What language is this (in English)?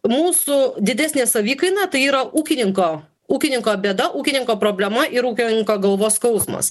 Lithuanian